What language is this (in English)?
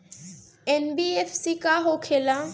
Bhojpuri